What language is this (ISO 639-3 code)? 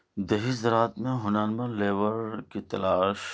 urd